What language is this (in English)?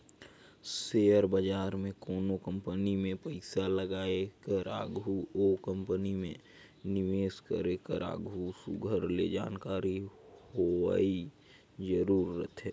Chhattisgarhi